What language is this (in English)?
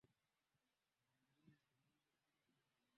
Swahili